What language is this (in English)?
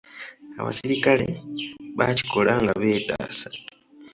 Ganda